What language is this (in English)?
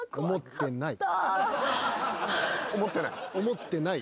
Japanese